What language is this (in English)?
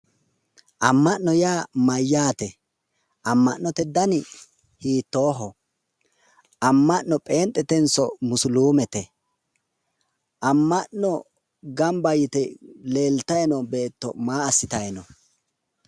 Sidamo